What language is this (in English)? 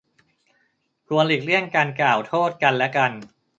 Thai